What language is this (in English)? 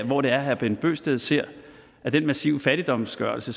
Danish